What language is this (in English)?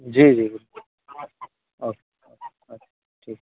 Hindi